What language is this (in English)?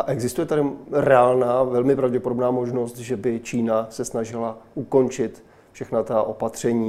Czech